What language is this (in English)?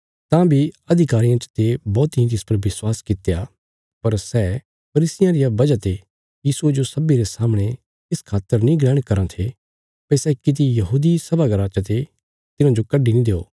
Bilaspuri